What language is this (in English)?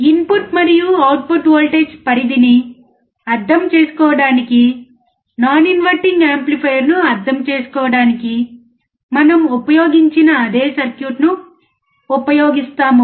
Telugu